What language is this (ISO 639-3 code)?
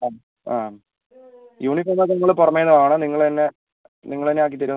mal